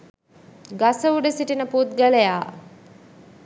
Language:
Sinhala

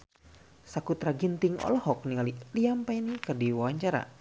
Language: Sundanese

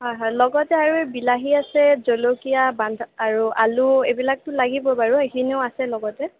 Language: Assamese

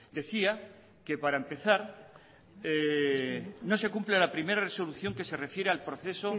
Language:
Spanish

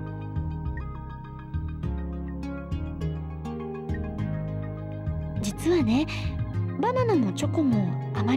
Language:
Japanese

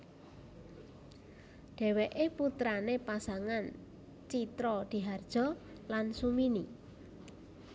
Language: Javanese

